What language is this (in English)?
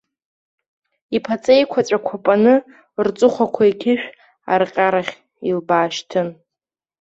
Abkhazian